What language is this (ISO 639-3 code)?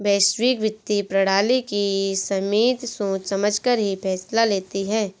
hin